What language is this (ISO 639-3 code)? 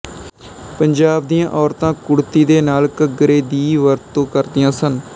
pan